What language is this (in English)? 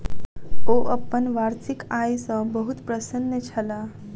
Maithili